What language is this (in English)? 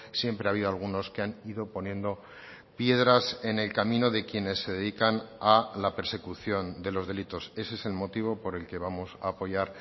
Spanish